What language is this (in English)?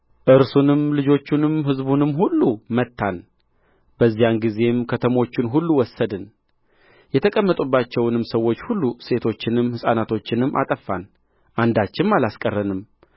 Amharic